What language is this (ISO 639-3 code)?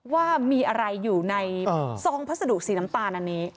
tha